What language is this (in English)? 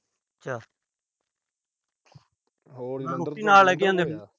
Punjabi